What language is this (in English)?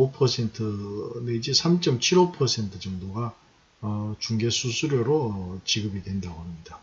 Korean